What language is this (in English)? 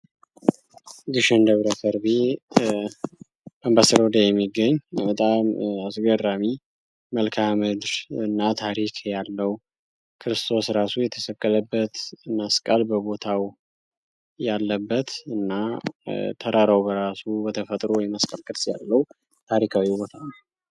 Amharic